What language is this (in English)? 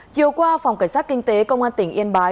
Vietnamese